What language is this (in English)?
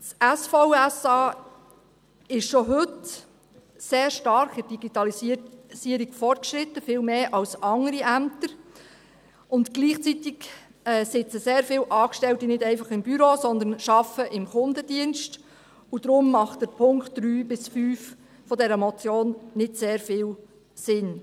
Swiss German